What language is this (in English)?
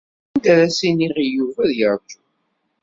Kabyle